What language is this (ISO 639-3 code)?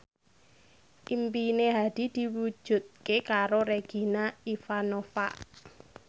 jav